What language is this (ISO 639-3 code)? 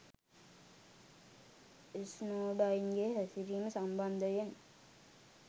sin